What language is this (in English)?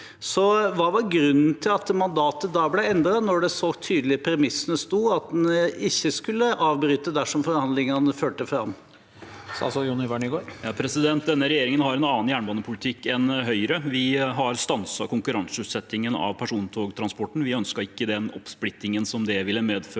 Norwegian